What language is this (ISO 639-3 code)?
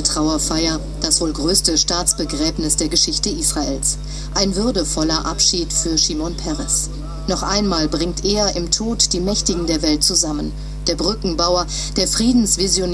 deu